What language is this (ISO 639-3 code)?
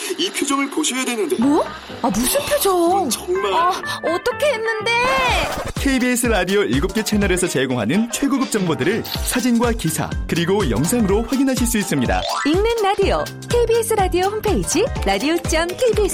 kor